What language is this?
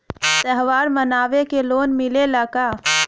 Bhojpuri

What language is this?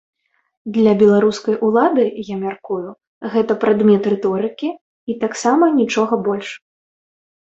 Belarusian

